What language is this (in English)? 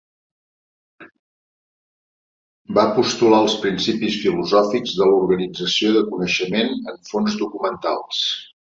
Catalan